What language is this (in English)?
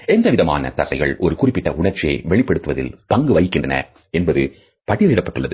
Tamil